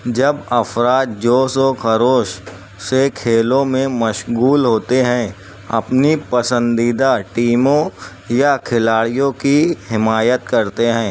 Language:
Urdu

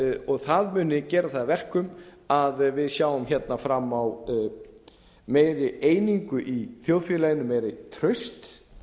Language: Icelandic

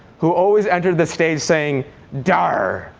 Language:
English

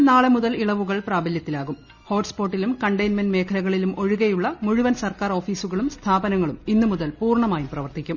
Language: Malayalam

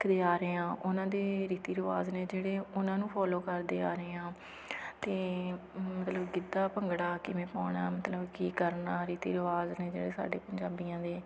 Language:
Punjabi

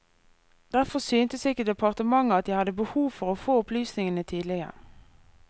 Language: Norwegian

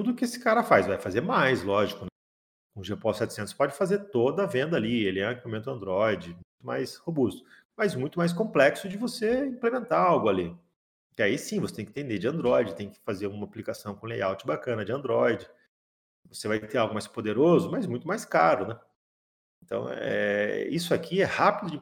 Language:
Portuguese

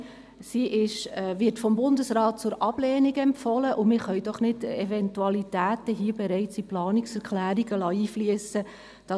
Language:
Swiss German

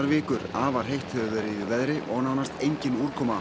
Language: Icelandic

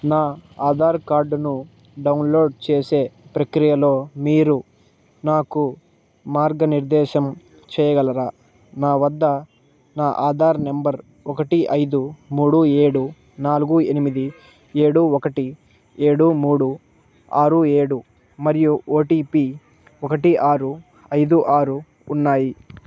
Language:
Telugu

